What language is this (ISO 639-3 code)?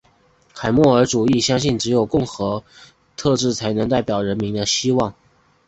zho